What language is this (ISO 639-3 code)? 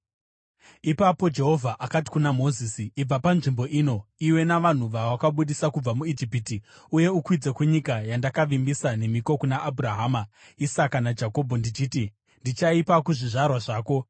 sna